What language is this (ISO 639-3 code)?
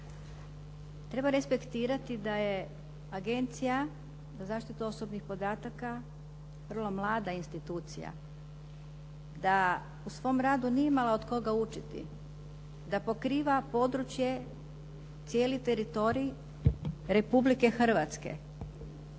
hrv